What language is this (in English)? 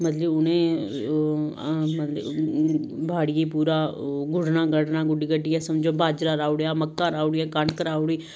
Dogri